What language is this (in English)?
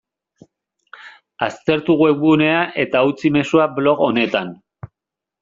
Basque